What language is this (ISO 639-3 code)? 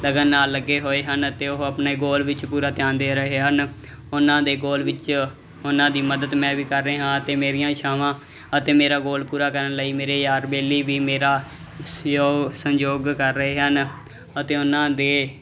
pan